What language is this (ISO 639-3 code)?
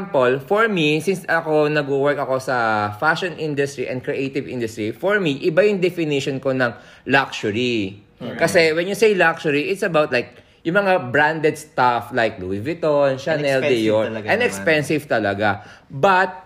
fil